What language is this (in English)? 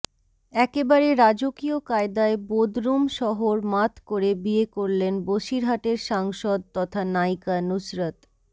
Bangla